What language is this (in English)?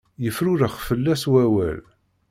Kabyle